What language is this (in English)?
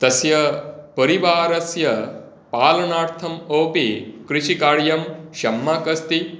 Sanskrit